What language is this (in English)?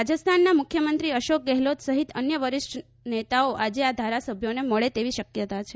Gujarati